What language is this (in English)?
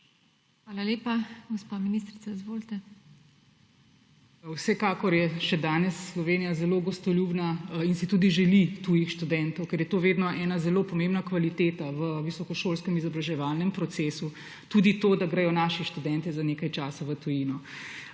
Slovenian